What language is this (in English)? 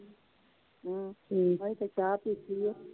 Punjabi